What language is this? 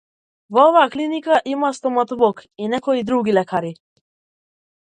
Macedonian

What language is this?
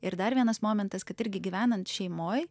Lithuanian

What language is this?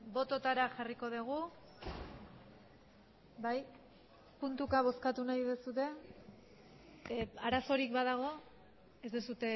Basque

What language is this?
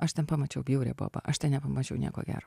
Lithuanian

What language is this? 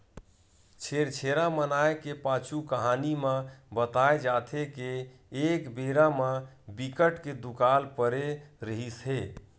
Chhattisgarhi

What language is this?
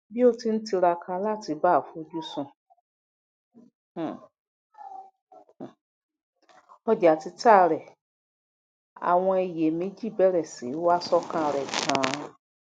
Yoruba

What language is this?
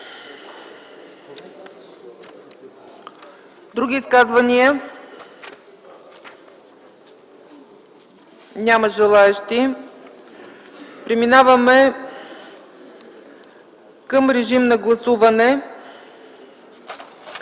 Bulgarian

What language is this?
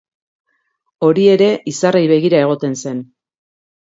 Basque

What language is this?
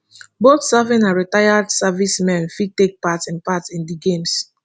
Nigerian Pidgin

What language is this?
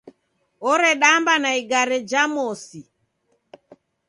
Taita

